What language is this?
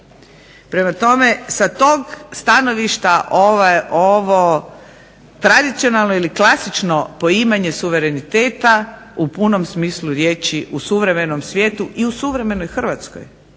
Croatian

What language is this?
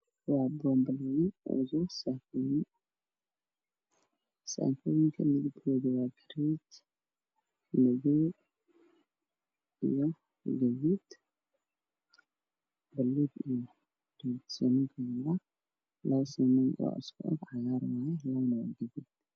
Somali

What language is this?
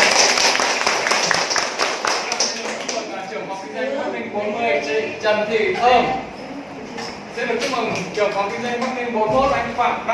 Vietnamese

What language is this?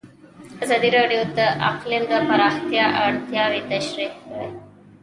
Pashto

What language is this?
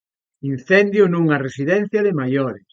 Galician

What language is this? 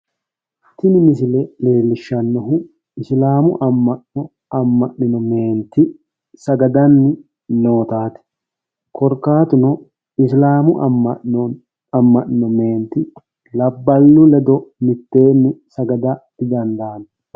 Sidamo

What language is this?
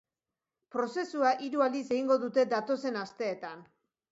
Basque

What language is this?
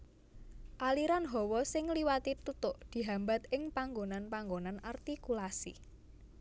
Javanese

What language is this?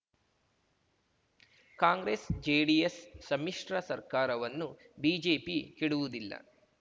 Kannada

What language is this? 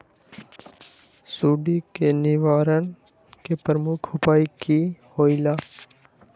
Magahi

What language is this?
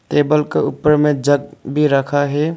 Hindi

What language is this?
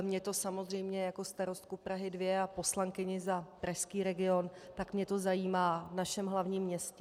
Czech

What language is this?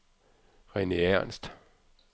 Danish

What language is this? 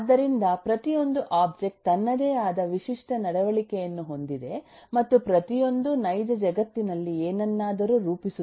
Kannada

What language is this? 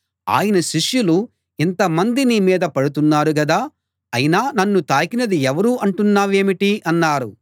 Telugu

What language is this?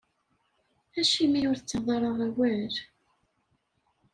Kabyle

